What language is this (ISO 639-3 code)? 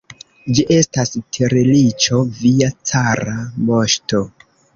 epo